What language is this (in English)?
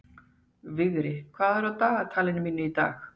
Icelandic